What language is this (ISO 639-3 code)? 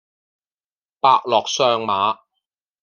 yue